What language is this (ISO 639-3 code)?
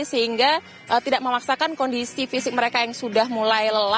ind